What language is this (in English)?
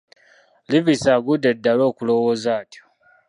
Ganda